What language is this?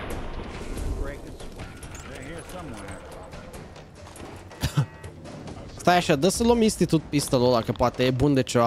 Romanian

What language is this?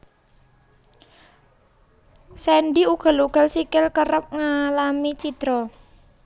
Javanese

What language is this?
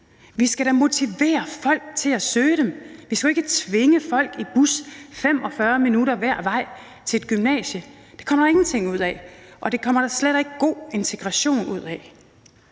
Danish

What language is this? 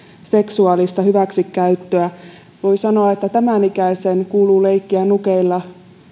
Finnish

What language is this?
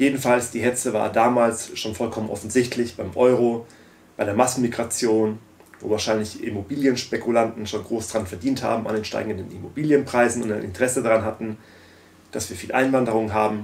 German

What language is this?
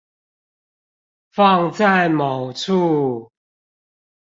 Chinese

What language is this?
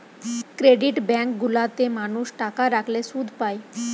Bangla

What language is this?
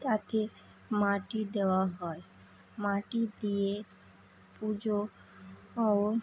Bangla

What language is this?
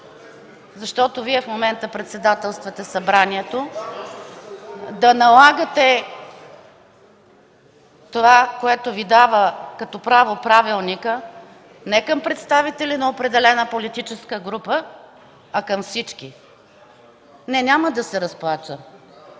Bulgarian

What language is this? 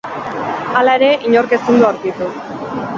Basque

